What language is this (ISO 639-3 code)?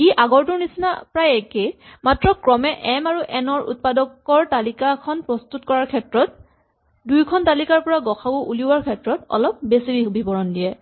asm